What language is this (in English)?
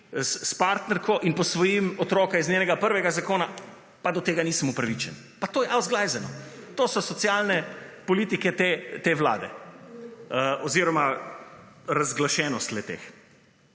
Slovenian